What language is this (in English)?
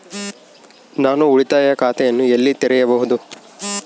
Kannada